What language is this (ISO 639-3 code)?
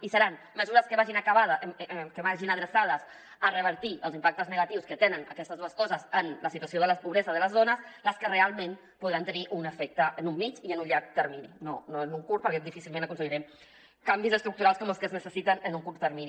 cat